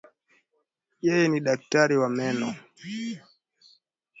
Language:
Swahili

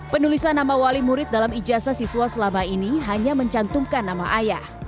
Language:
Indonesian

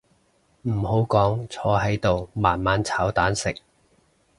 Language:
Cantonese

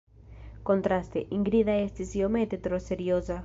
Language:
Esperanto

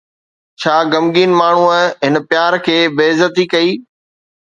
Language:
Sindhi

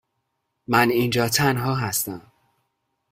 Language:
Persian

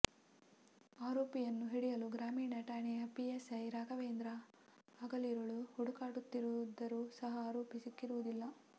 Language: Kannada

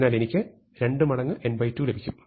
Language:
Malayalam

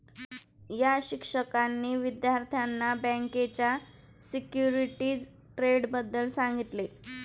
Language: Marathi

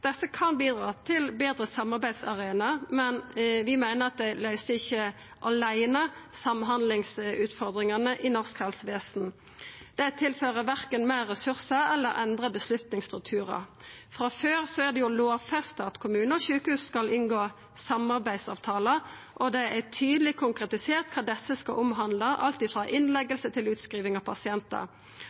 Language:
Norwegian Nynorsk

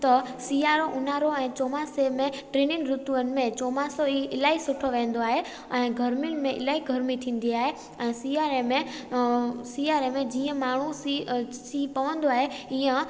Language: Sindhi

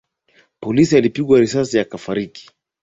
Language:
Swahili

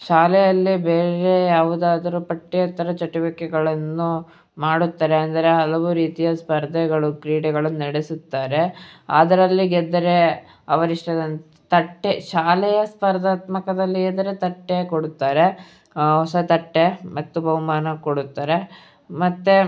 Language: Kannada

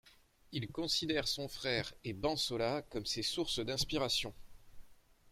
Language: French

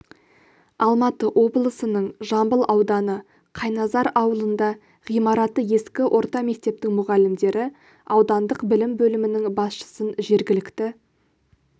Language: Kazakh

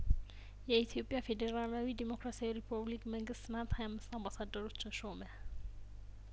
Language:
Amharic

